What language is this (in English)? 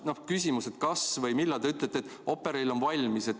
Estonian